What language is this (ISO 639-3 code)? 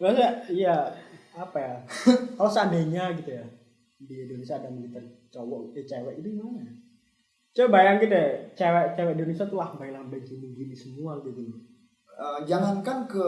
ind